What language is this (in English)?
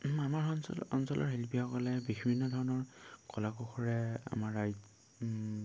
Assamese